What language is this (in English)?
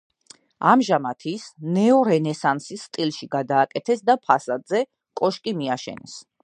Georgian